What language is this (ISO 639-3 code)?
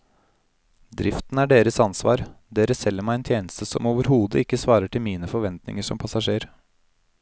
nor